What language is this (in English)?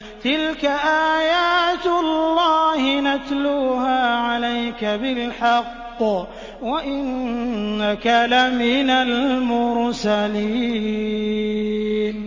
Arabic